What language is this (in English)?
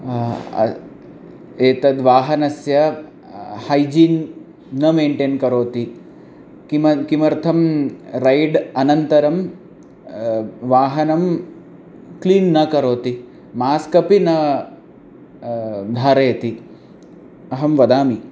Sanskrit